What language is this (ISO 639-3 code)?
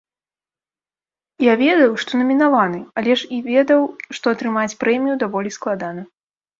bel